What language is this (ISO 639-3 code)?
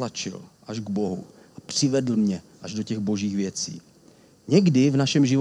ces